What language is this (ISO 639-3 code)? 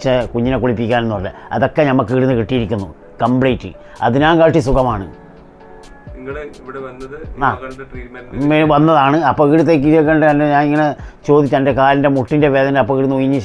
hin